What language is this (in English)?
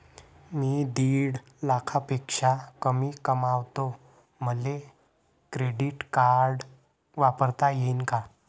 Marathi